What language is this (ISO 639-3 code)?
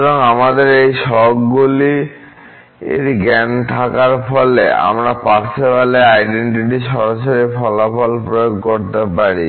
ben